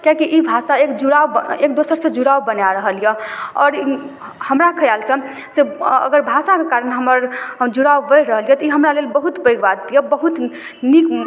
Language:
Maithili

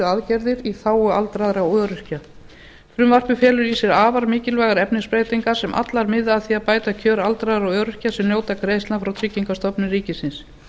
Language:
Icelandic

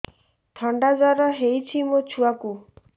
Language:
Odia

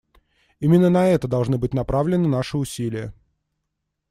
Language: Russian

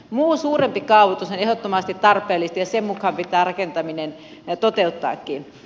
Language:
Finnish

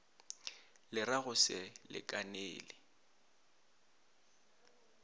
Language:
Northern Sotho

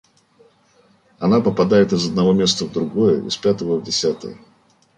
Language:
Russian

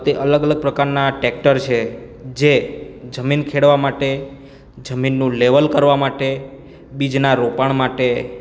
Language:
Gujarati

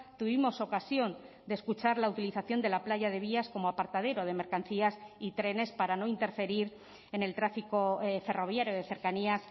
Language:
Spanish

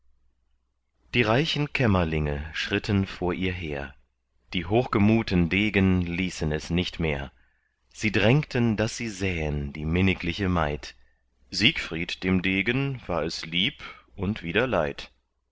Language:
German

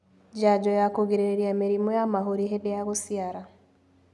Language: Kikuyu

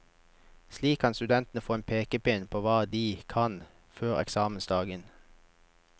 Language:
Norwegian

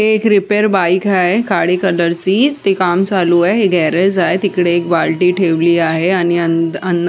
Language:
Marathi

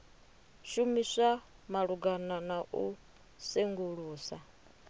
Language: Venda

